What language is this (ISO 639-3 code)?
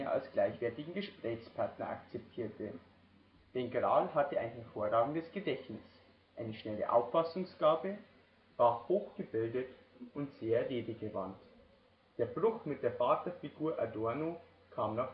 deu